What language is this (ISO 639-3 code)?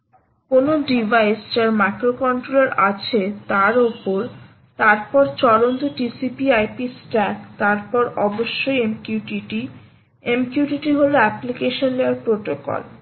ben